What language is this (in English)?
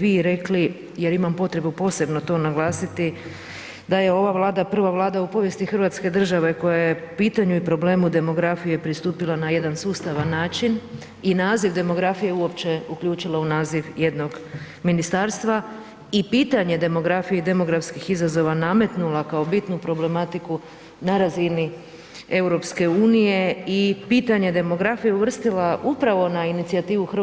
Croatian